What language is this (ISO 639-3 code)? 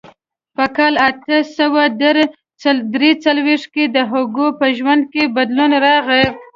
pus